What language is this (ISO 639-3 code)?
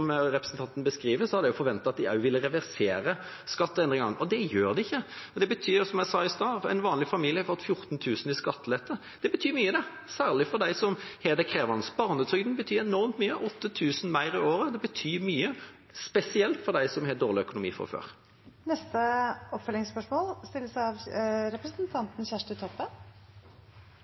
nor